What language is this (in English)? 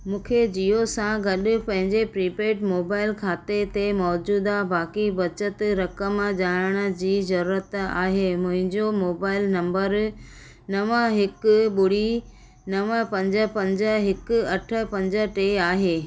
Sindhi